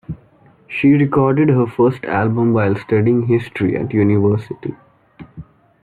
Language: English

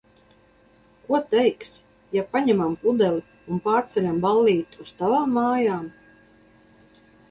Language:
Latvian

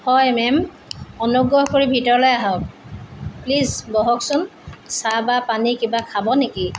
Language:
Assamese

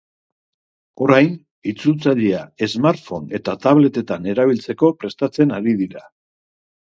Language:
Basque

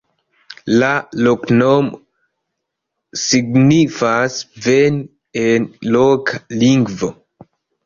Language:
Esperanto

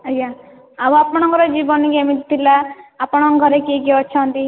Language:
Odia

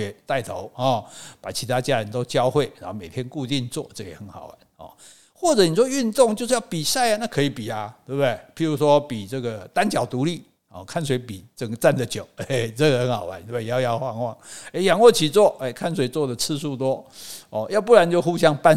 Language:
Chinese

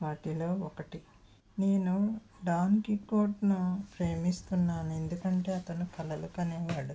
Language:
Telugu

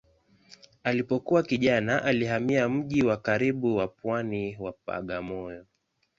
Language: Swahili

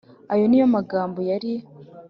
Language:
Kinyarwanda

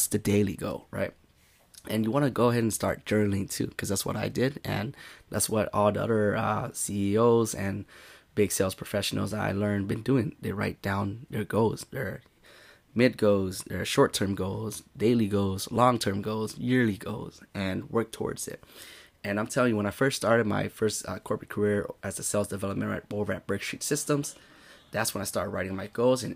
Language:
English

